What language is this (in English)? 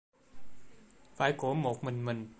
Vietnamese